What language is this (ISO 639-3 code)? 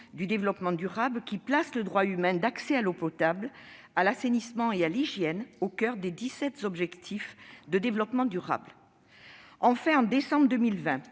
fra